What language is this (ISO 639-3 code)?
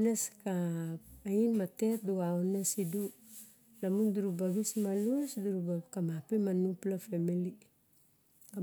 bjk